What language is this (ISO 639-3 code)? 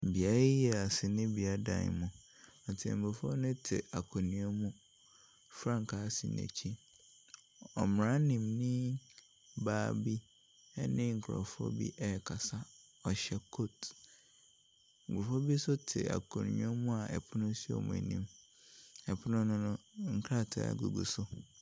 aka